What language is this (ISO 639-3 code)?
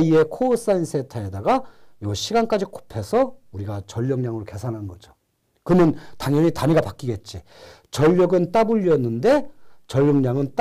kor